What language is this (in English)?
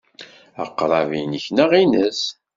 Kabyle